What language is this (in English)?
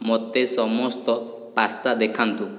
Odia